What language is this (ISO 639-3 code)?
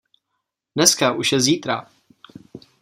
ces